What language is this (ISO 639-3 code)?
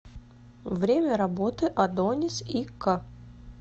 rus